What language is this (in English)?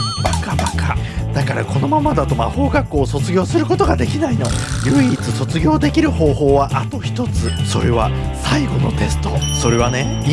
Japanese